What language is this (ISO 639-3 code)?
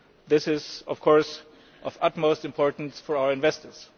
eng